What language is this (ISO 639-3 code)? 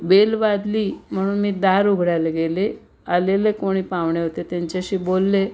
mar